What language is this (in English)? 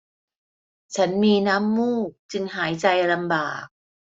Thai